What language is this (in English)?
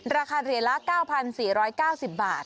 Thai